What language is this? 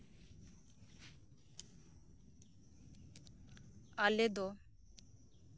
Santali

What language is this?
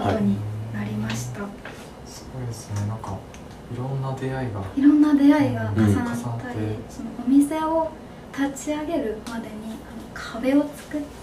Japanese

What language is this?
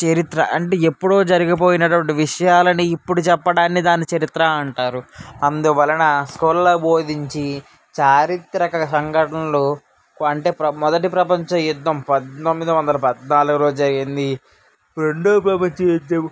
Telugu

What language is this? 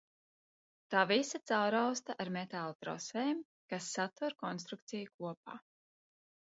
Latvian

